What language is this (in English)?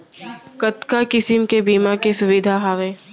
Chhattisgarhi